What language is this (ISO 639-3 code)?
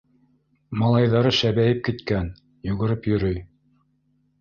bak